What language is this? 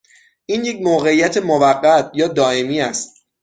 Persian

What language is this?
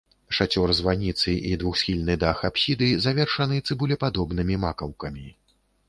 Belarusian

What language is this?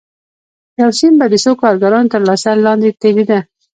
Pashto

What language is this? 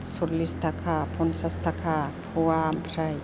Bodo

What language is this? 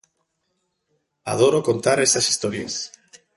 Galician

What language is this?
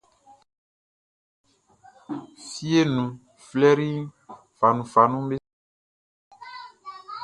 Baoulé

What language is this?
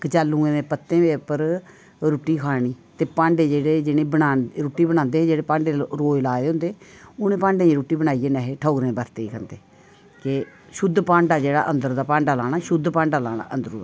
Dogri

